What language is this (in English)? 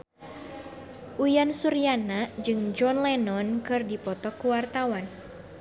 Sundanese